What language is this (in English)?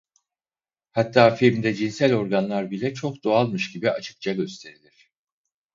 Turkish